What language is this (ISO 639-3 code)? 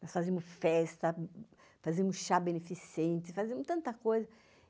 por